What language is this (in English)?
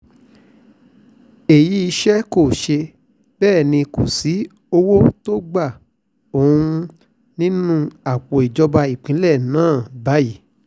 Yoruba